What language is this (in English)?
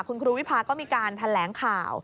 Thai